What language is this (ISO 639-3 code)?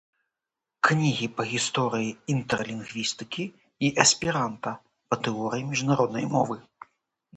bel